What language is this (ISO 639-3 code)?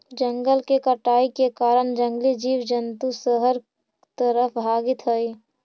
mag